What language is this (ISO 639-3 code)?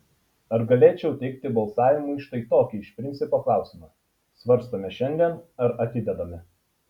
lit